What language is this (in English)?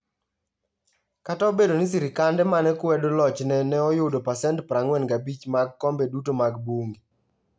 Luo (Kenya and Tanzania)